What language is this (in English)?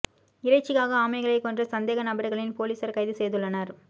Tamil